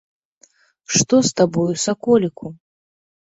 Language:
Belarusian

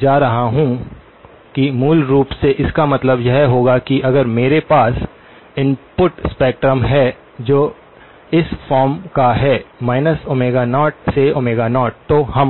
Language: Hindi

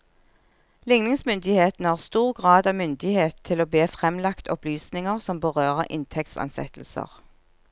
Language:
Norwegian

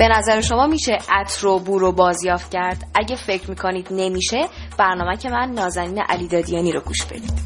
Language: Persian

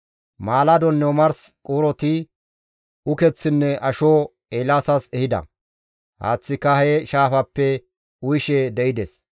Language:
Gamo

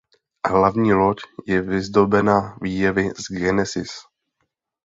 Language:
Czech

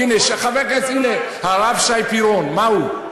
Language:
Hebrew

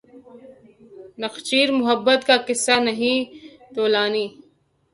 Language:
Urdu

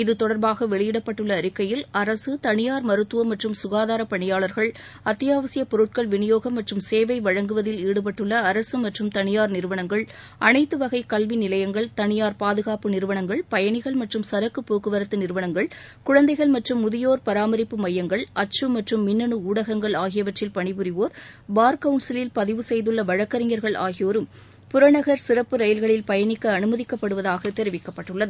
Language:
Tamil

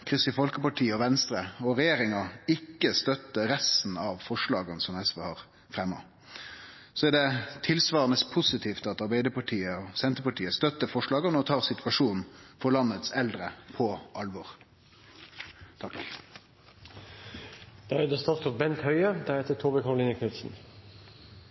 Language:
Norwegian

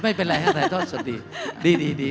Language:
Thai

